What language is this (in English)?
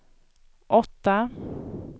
Swedish